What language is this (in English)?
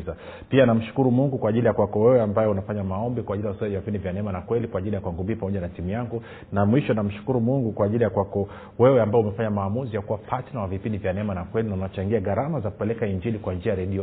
Swahili